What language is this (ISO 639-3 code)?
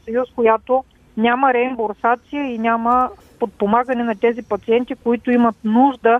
bul